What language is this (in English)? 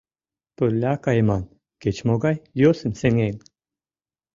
Mari